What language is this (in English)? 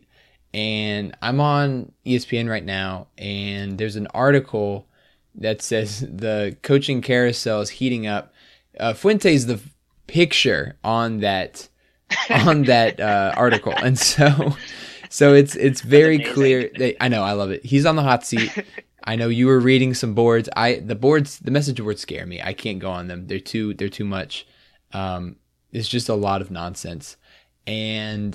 English